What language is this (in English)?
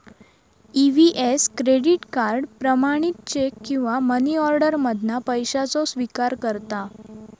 Marathi